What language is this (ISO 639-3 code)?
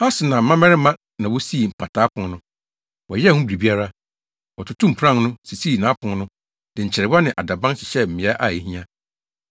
aka